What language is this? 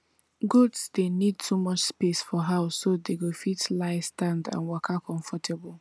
Nigerian Pidgin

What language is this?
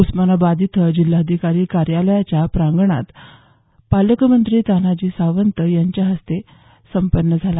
Marathi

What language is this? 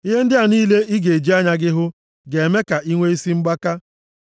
Igbo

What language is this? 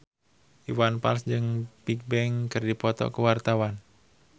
Sundanese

